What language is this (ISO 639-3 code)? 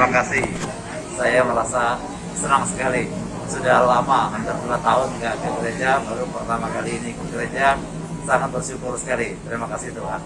ind